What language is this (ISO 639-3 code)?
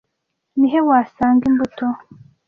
kin